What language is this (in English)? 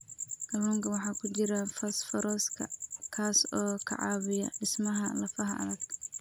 Somali